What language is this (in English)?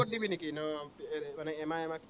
Assamese